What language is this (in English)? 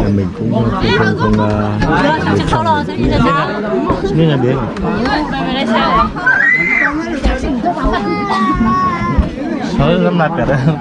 Vietnamese